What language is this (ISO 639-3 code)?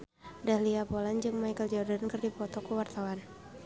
sun